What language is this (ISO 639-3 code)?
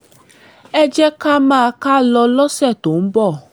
yor